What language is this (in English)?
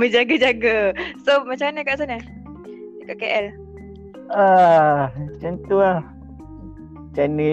Malay